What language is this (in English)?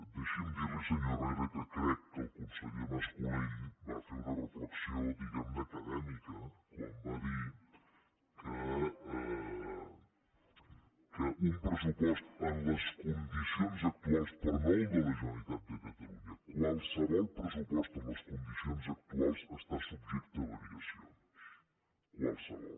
Catalan